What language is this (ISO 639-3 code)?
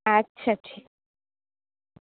ben